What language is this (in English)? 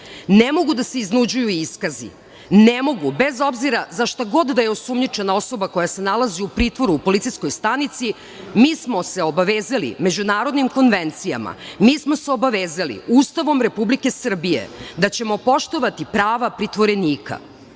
Serbian